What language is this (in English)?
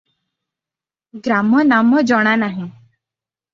Odia